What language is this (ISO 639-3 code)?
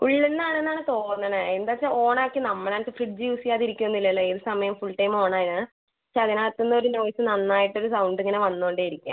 mal